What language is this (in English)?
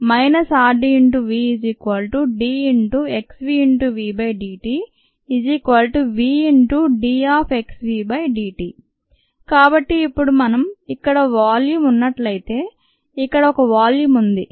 Telugu